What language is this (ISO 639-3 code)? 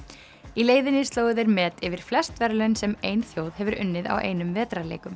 isl